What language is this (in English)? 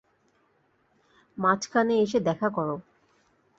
Bangla